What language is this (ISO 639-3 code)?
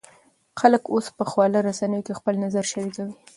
pus